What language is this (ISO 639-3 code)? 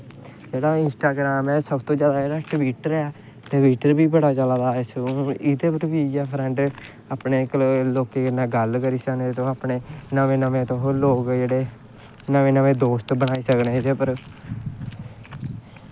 doi